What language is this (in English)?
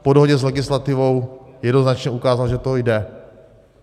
Czech